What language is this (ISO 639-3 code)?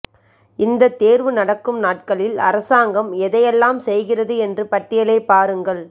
tam